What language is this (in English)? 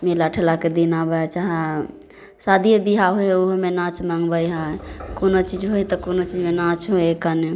Maithili